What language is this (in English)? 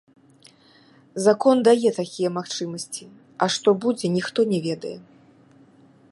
Belarusian